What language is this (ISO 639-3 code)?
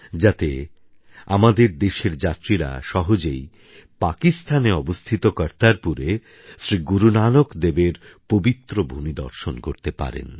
ben